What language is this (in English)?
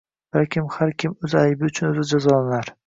Uzbek